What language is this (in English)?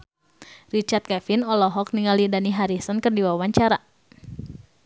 Sundanese